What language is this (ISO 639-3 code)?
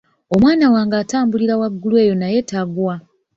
lug